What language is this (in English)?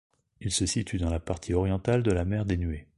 French